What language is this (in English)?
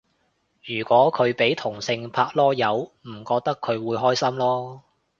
Cantonese